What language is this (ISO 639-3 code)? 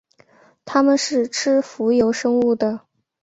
zho